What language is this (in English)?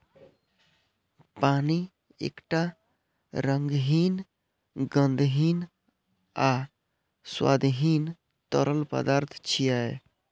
Maithili